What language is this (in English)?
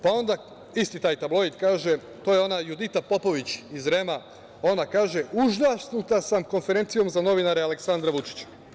Serbian